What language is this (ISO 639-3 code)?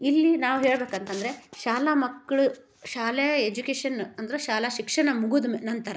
kan